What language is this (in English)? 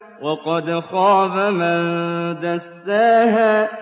Arabic